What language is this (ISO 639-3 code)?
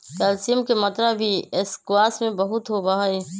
mag